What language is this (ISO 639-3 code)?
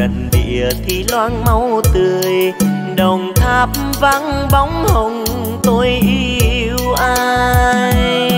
vie